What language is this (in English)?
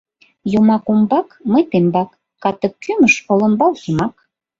Mari